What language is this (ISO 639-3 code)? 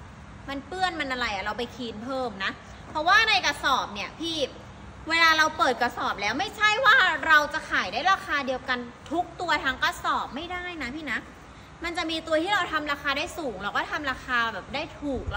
tha